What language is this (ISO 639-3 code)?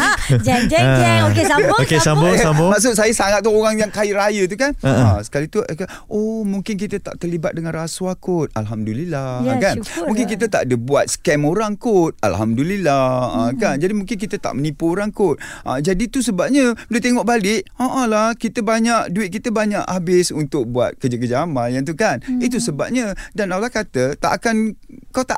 msa